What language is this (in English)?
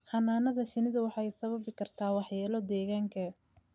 Somali